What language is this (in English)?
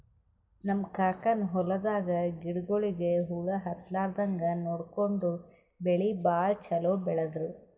Kannada